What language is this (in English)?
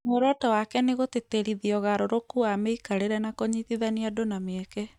Kikuyu